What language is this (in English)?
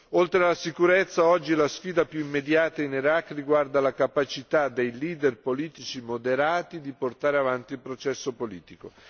Italian